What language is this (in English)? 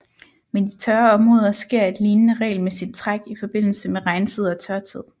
Danish